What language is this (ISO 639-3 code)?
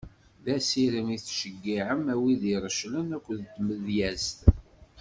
kab